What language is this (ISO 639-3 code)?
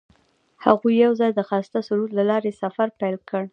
pus